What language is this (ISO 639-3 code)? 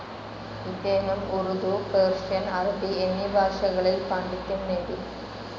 mal